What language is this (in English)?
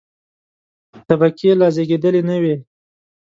Pashto